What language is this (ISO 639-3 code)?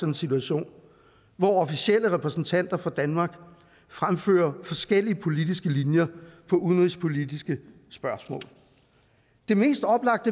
dan